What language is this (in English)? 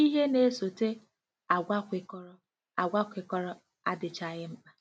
Igbo